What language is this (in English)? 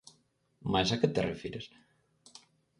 Galician